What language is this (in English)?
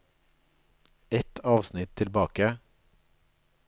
Norwegian